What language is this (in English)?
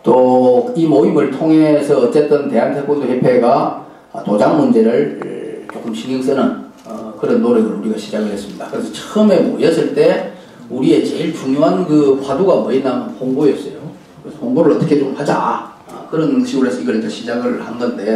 Korean